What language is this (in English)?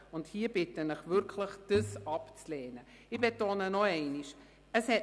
Swiss German